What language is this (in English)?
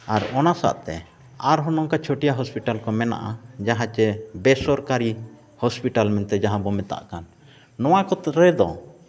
Santali